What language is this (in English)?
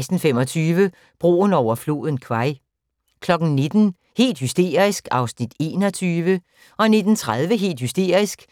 Danish